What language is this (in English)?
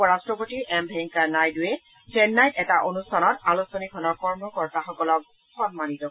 Assamese